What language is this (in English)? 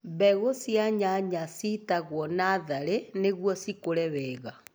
Kikuyu